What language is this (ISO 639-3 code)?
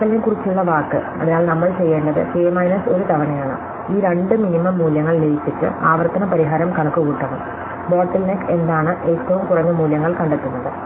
mal